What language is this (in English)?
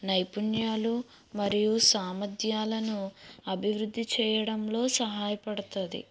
Telugu